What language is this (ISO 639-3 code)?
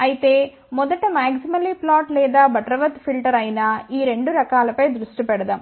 tel